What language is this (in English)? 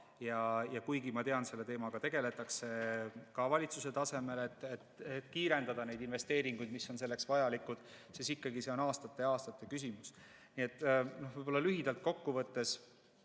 Estonian